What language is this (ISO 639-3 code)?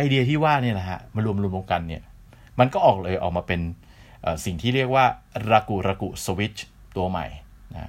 tha